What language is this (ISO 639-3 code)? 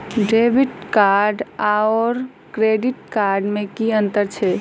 mai